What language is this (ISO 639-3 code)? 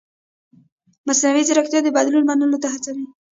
pus